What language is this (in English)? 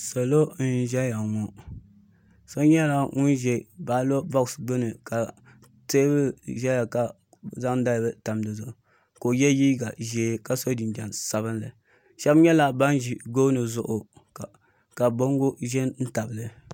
Dagbani